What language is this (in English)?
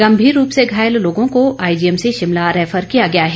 Hindi